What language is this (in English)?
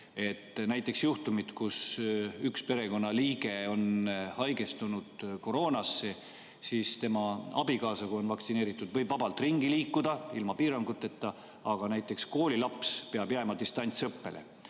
Estonian